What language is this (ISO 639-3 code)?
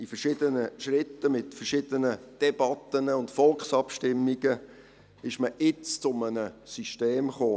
gsw